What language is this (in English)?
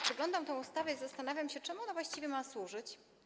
Polish